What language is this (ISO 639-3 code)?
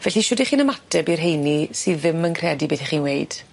cym